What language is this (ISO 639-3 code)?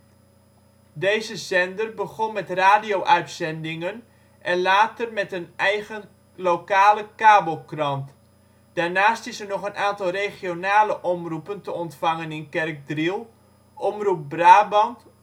nld